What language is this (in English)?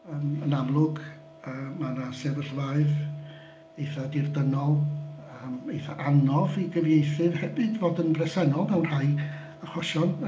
Welsh